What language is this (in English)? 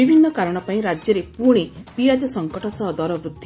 Odia